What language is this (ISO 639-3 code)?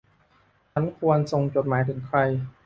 tha